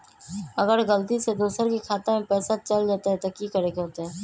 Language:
Magahi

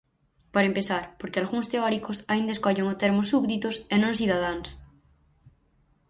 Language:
Galician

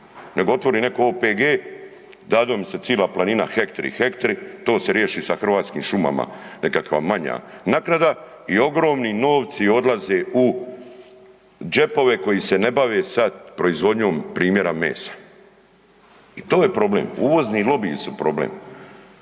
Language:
Croatian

